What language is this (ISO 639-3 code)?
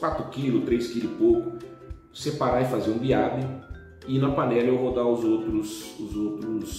por